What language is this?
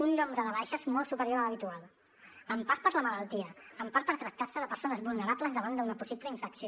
Catalan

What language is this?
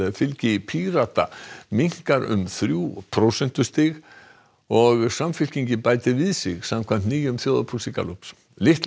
Icelandic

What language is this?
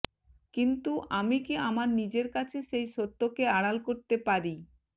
Bangla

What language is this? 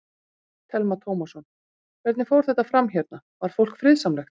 Icelandic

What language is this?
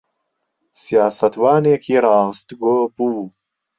Central Kurdish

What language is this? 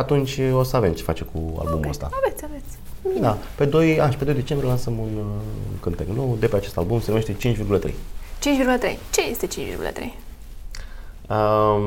Romanian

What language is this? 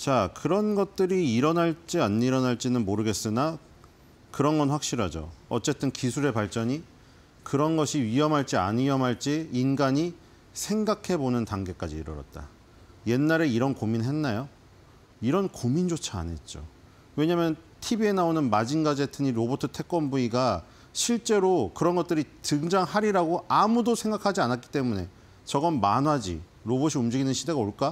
Korean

